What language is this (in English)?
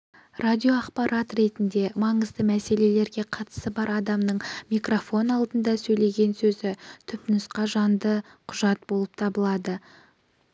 Kazakh